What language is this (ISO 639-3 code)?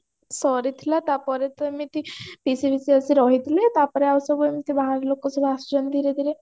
ori